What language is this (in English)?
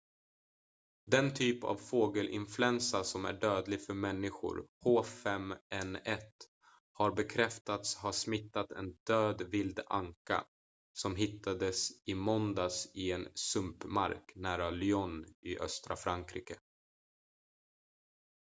Swedish